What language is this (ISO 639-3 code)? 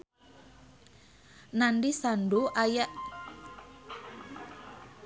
sun